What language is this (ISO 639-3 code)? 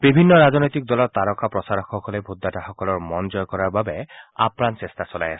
asm